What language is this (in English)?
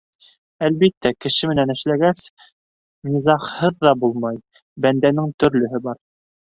Bashkir